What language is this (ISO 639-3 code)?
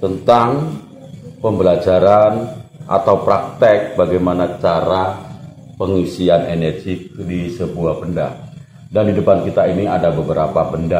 ind